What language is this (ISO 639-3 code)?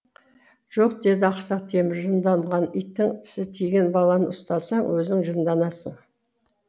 kaz